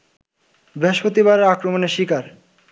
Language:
Bangla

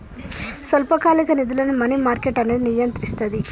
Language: Telugu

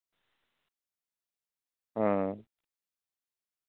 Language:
Santali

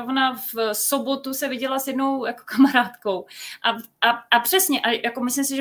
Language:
Czech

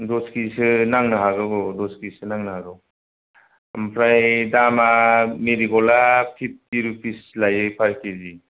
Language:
Bodo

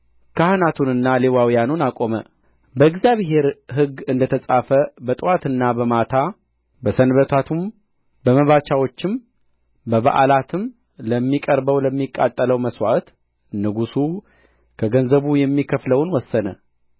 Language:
Amharic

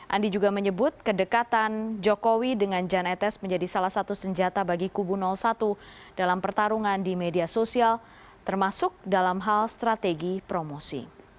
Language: Indonesian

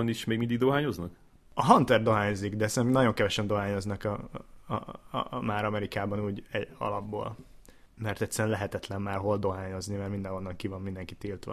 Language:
Hungarian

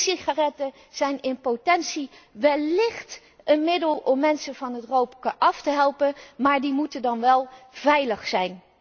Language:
Dutch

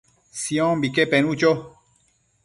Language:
Matsés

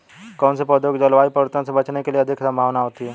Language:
Hindi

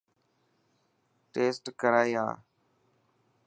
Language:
Dhatki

